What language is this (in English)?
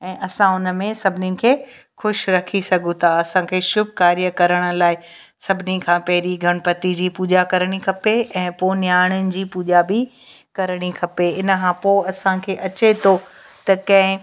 Sindhi